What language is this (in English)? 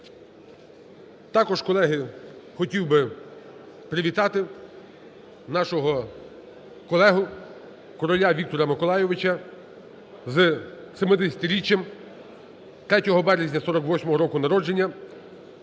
Ukrainian